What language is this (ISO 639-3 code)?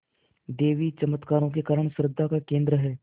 hin